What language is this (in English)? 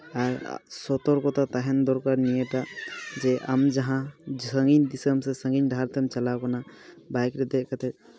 Santali